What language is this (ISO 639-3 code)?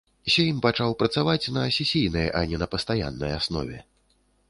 bel